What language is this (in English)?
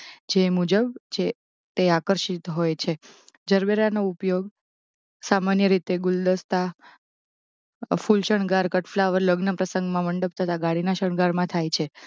Gujarati